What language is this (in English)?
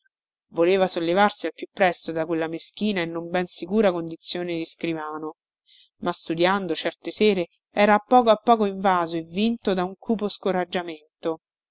Italian